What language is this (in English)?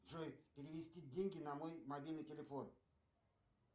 Russian